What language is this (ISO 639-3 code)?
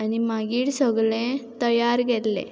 kok